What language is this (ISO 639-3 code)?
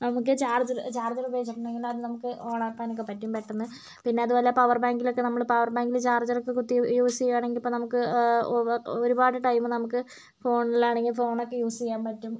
mal